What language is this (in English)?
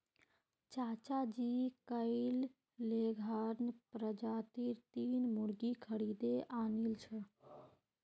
Magahi